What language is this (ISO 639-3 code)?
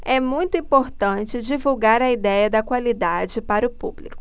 por